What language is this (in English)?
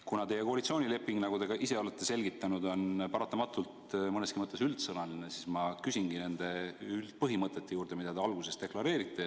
Estonian